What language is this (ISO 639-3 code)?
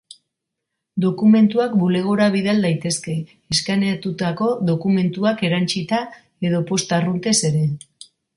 eus